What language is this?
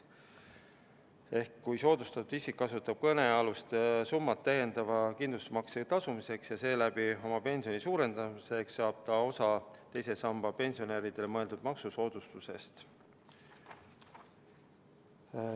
Estonian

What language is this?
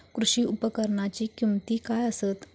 Marathi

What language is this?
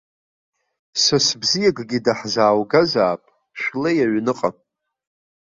Abkhazian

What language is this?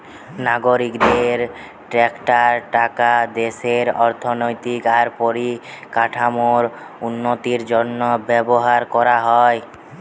Bangla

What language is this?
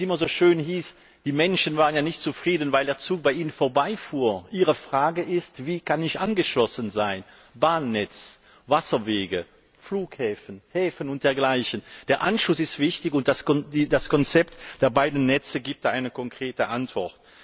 German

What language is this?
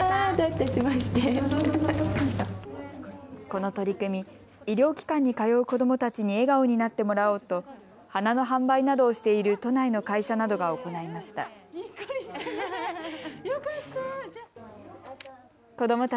Japanese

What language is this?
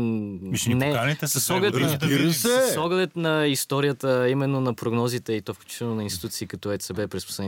Bulgarian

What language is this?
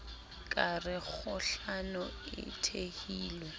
Southern Sotho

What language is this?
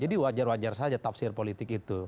Indonesian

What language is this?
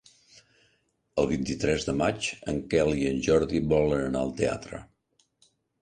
Catalan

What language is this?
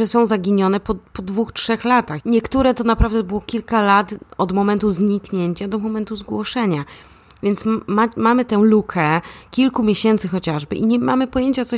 Polish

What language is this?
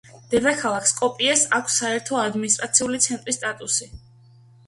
Georgian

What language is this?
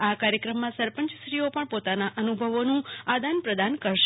Gujarati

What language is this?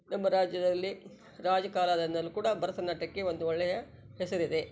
Kannada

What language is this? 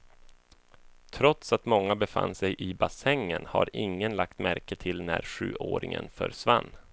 Swedish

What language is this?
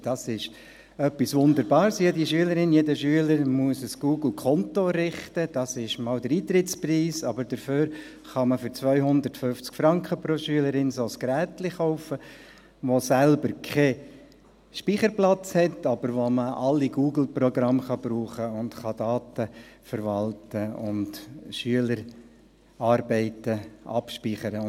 Swiss German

